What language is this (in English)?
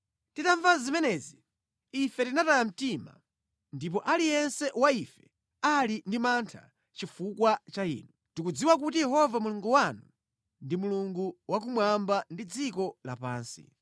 Nyanja